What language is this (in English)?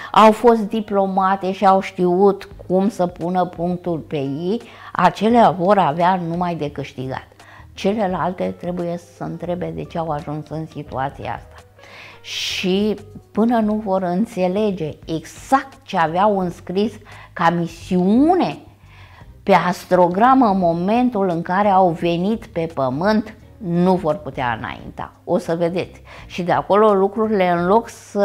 Romanian